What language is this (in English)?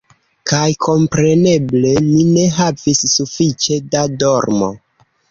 Esperanto